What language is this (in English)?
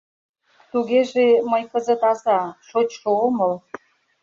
Mari